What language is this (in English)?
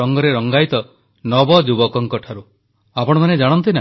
Odia